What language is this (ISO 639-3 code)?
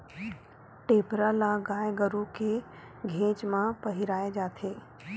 hne